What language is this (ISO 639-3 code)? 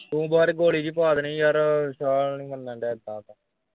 pan